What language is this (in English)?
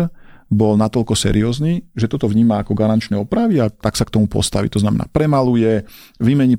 Slovak